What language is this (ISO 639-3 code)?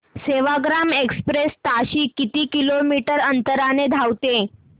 mar